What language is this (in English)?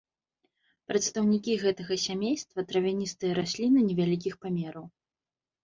Belarusian